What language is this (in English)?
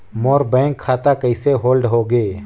Chhattisgarhi